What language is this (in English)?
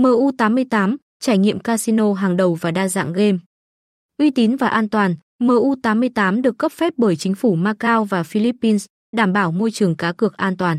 Vietnamese